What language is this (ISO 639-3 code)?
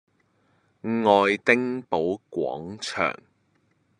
yue